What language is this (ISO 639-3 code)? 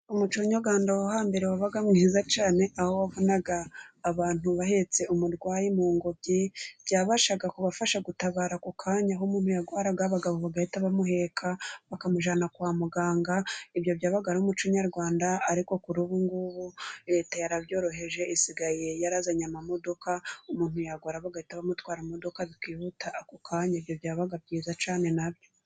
kin